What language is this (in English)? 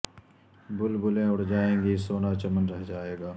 Urdu